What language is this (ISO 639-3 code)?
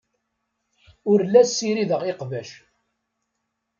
kab